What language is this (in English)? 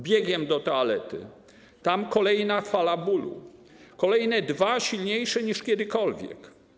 Polish